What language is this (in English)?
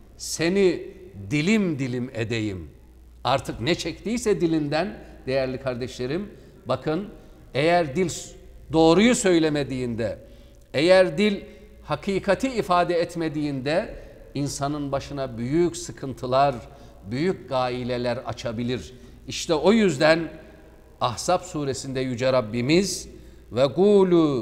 Turkish